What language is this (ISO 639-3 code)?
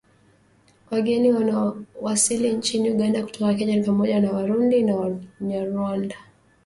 swa